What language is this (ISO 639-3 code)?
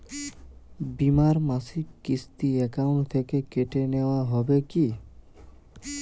ben